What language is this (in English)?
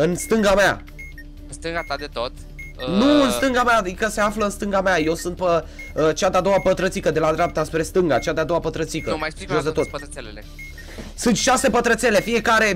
Romanian